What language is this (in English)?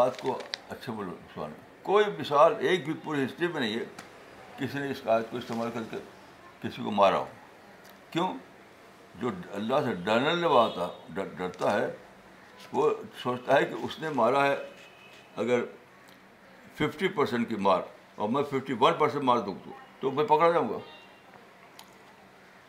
Urdu